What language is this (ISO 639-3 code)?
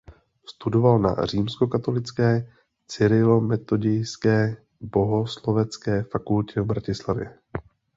ces